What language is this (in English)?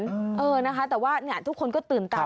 Thai